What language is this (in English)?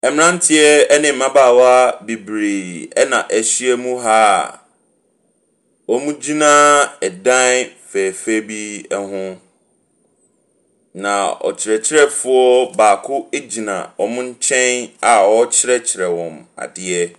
Akan